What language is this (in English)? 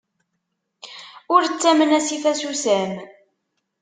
Kabyle